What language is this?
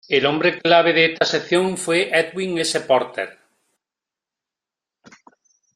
Spanish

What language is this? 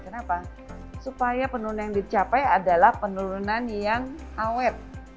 Indonesian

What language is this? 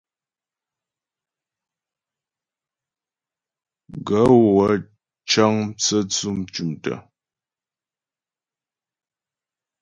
Ghomala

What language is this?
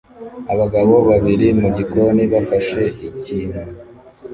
Kinyarwanda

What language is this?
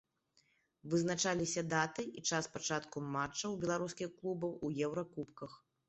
Belarusian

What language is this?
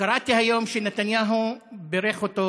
Hebrew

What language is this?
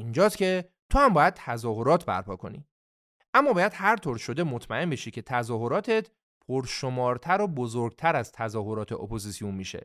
Persian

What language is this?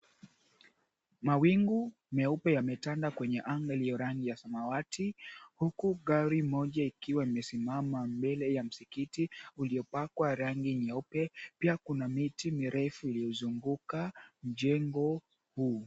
Swahili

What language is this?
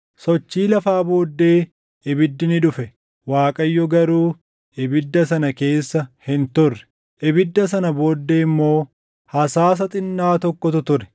Oromo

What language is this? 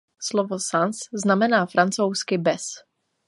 Czech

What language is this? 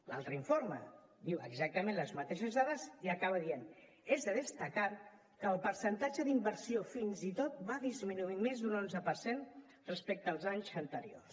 Catalan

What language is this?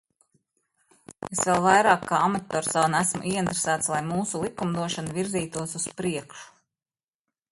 Latvian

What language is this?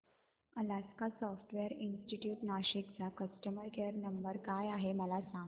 Marathi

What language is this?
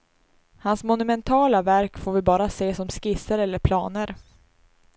Swedish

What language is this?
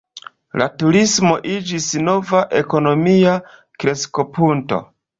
Esperanto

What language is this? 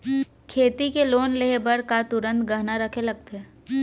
Chhattisgarhi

